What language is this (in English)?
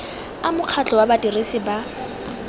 Tswana